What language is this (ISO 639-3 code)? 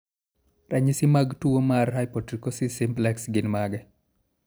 luo